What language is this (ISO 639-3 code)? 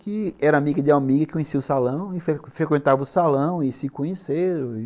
por